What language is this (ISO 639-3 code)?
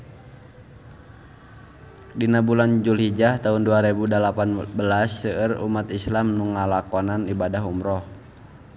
sun